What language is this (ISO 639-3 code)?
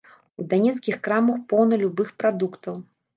bel